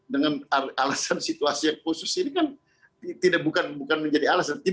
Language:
Indonesian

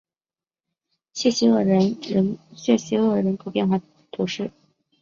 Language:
Chinese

